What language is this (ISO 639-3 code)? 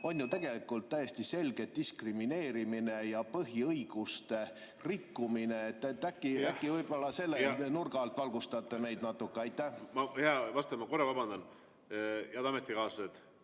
est